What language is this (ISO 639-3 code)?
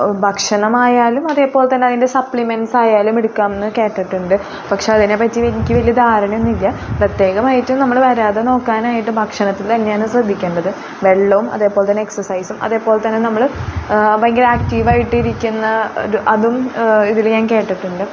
mal